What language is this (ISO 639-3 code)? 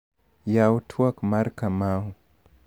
luo